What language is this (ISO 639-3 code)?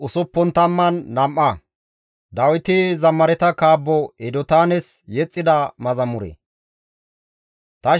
gmv